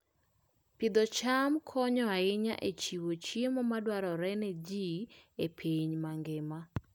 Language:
Luo (Kenya and Tanzania)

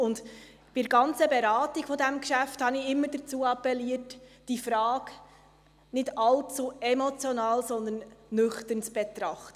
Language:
Swiss German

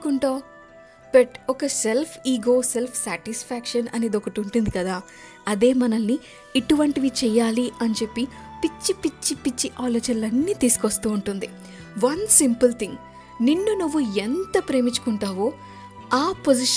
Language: Telugu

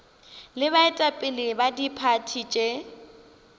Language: Northern Sotho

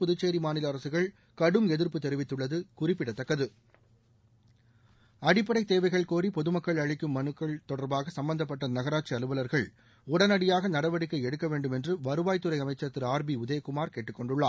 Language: Tamil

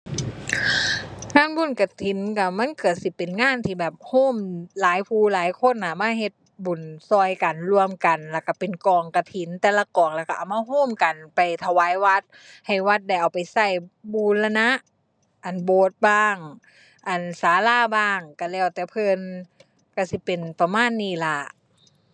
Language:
Thai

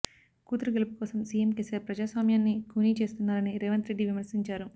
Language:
Telugu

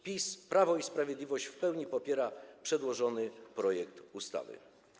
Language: Polish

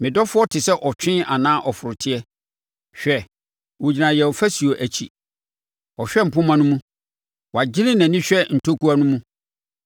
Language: Akan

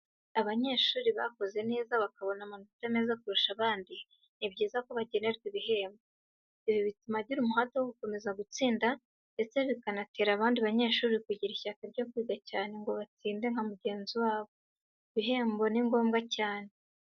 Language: Kinyarwanda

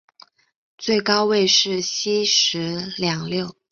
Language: Chinese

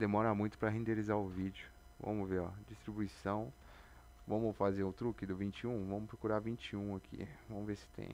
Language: Portuguese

